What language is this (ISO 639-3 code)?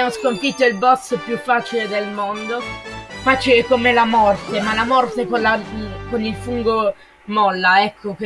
ita